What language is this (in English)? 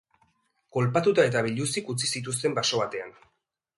Basque